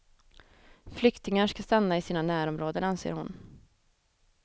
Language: Swedish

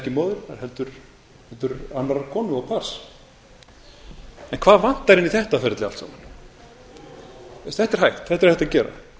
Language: Icelandic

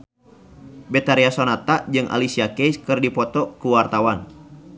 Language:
Sundanese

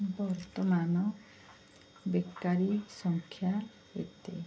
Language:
Odia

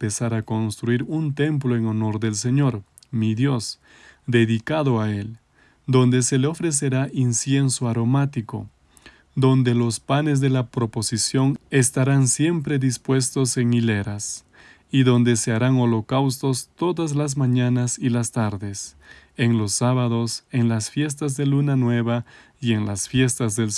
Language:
Spanish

